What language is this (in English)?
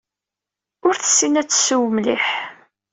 Kabyle